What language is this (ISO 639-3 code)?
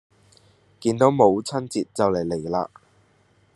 yue